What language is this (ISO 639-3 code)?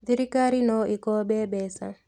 kik